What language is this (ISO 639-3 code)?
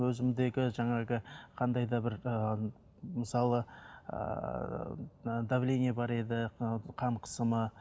kaz